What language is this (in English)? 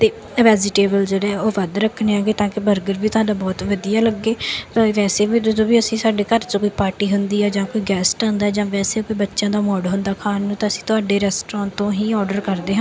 Punjabi